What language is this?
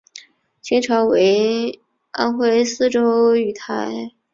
Chinese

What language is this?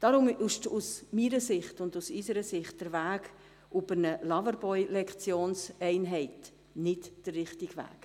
Swiss German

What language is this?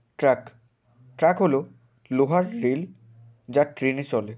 Bangla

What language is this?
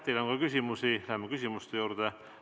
Estonian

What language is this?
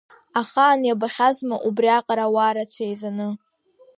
Abkhazian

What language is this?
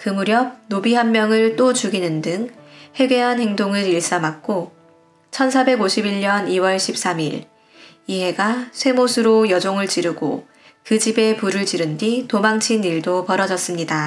Korean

